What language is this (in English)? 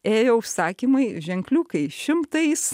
Lithuanian